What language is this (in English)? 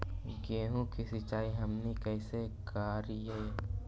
Magahi